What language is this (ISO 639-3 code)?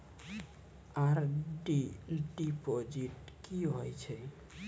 mai